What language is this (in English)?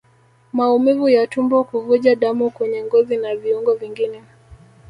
Swahili